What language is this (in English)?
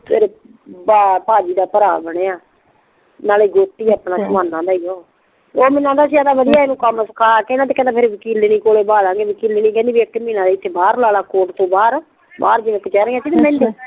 Punjabi